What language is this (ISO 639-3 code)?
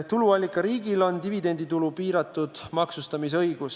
est